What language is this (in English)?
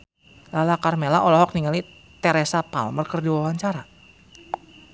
Sundanese